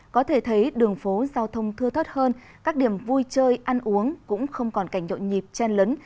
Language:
Vietnamese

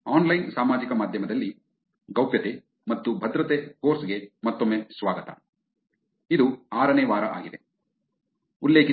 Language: Kannada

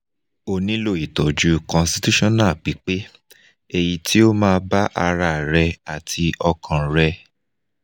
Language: Yoruba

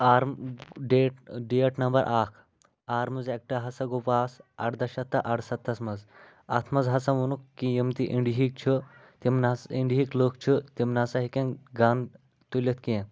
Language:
Kashmiri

